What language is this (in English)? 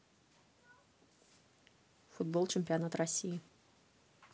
Russian